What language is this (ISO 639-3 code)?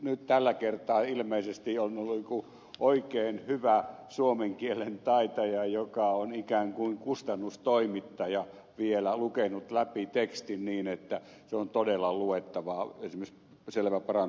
fin